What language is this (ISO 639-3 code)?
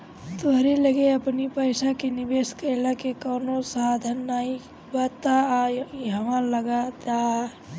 bho